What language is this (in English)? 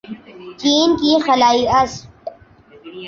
Urdu